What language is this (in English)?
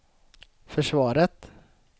Swedish